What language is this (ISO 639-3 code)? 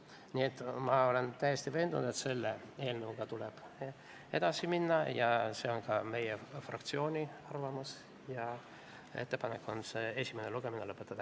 est